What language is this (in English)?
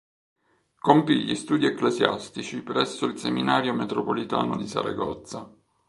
Italian